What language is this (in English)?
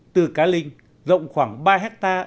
Vietnamese